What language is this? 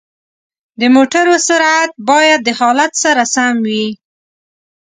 Pashto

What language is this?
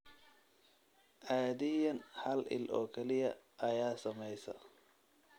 Somali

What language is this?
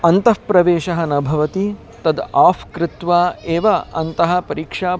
Sanskrit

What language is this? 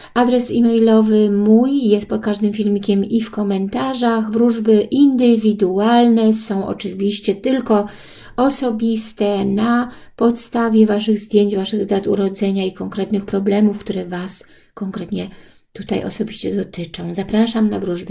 Polish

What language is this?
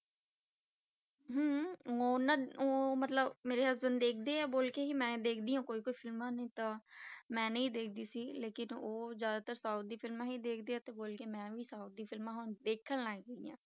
Punjabi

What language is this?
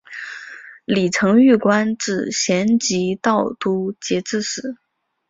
Chinese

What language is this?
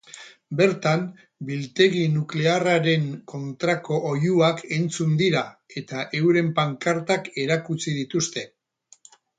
Basque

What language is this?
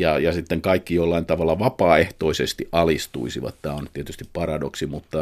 Finnish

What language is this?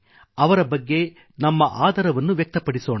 Kannada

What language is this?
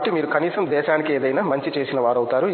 Telugu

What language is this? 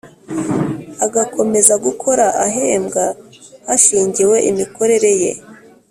Kinyarwanda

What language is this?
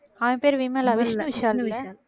Tamil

